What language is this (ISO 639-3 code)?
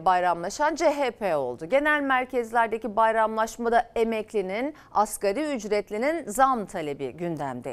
tur